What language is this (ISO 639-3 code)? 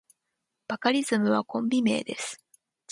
jpn